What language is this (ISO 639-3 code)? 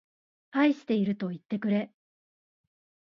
jpn